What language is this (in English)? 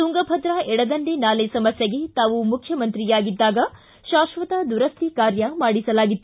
Kannada